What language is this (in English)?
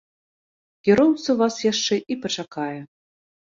Belarusian